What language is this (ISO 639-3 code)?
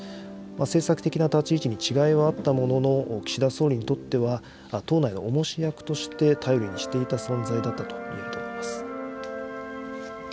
jpn